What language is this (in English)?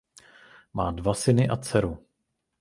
Czech